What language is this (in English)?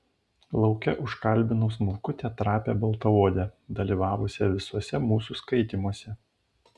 Lithuanian